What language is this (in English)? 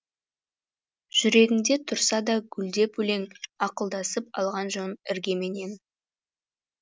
Kazakh